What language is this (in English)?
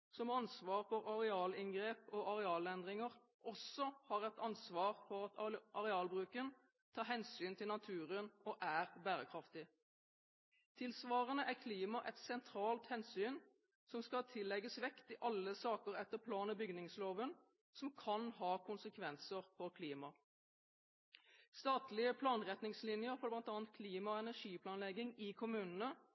Norwegian Bokmål